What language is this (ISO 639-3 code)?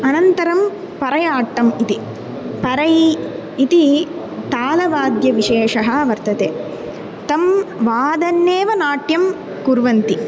san